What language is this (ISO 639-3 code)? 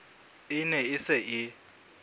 sot